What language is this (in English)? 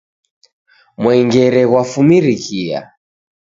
Taita